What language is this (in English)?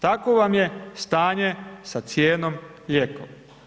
Croatian